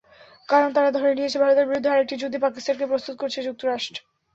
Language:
Bangla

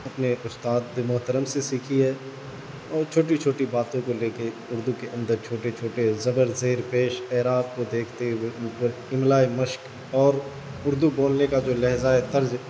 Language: Urdu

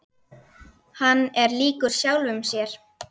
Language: Icelandic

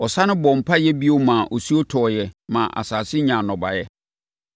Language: Akan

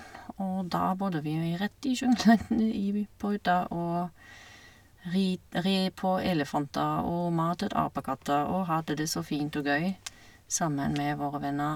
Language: Norwegian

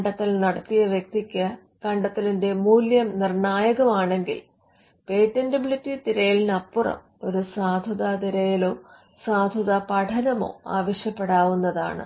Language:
Malayalam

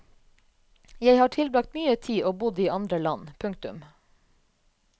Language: Norwegian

